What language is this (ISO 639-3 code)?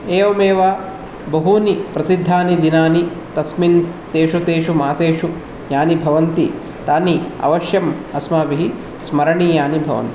san